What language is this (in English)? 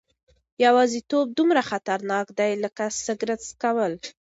Pashto